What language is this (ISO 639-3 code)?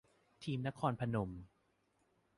tha